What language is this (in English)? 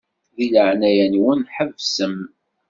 Kabyle